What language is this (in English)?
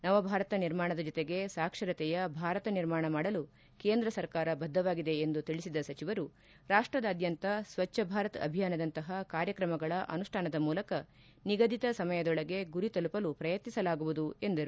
Kannada